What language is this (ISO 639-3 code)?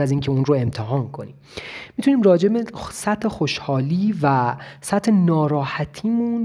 fas